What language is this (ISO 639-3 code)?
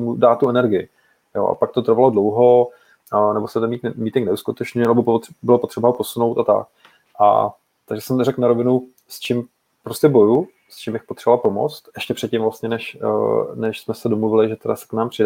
ces